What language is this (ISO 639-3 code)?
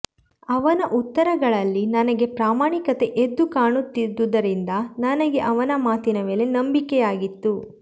kan